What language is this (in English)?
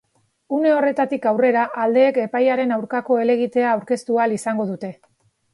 Basque